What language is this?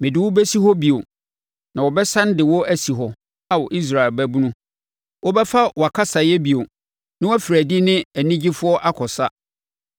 Akan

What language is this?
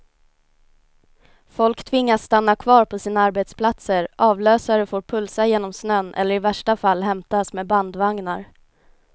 Swedish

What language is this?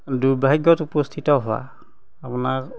Assamese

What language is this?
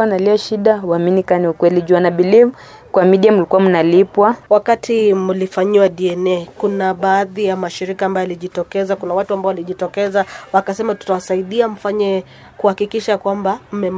Swahili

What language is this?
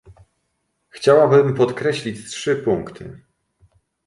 Polish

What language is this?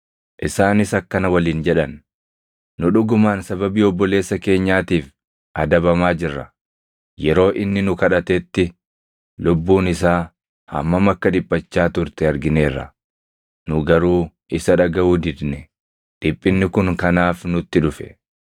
Oromo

